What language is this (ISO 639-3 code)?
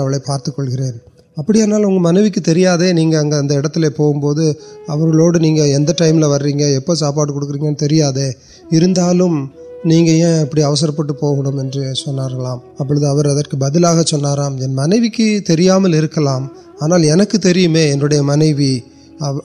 urd